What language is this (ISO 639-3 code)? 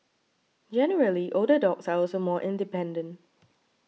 eng